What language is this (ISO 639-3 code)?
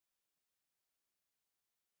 zho